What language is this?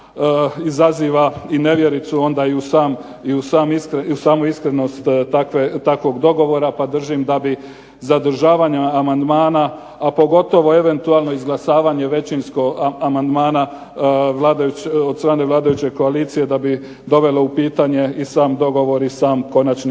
Croatian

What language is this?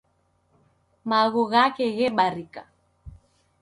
Taita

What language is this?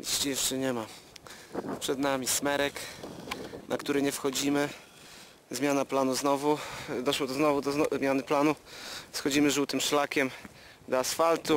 Polish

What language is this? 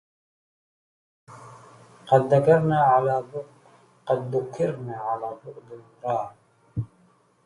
Arabic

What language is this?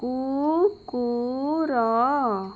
Odia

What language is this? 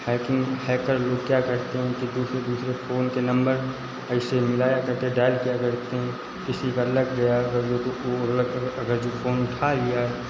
Hindi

